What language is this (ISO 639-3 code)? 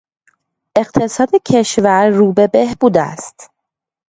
fas